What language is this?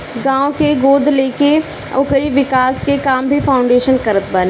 Bhojpuri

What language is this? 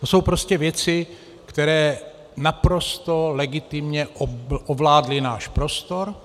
Czech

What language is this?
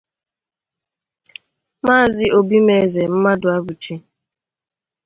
Igbo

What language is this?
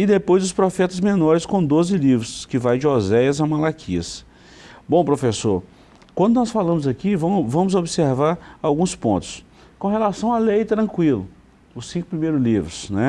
Portuguese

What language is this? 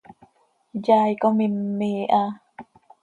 Seri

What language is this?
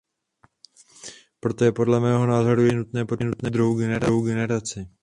Czech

